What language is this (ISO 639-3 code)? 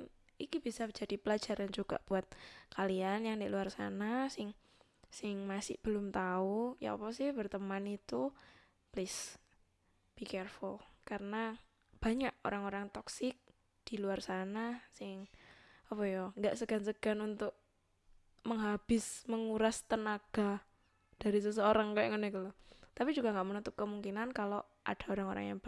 ind